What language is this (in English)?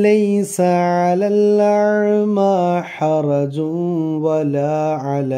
Arabic